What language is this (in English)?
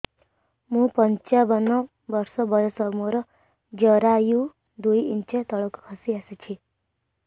Odia